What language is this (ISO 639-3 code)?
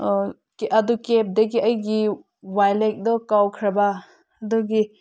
mni